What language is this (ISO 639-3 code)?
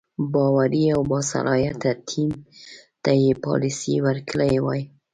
pus